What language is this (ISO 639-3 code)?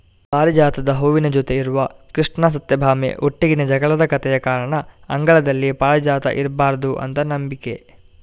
kan